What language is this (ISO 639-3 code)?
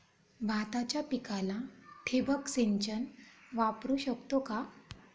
mar